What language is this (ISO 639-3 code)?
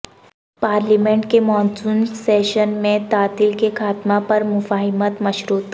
urd